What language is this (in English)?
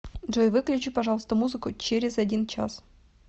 Russian